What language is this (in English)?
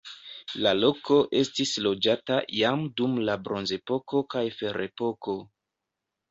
Esperanto